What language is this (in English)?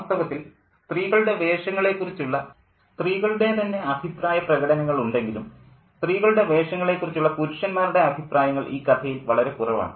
Malayalam